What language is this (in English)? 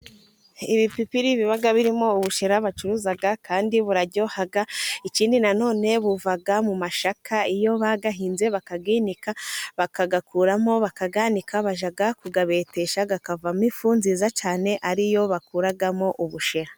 Kinyarwanda